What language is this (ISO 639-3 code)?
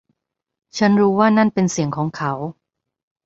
tha